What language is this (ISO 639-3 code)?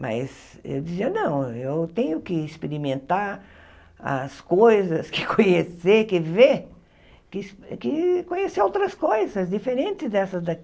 por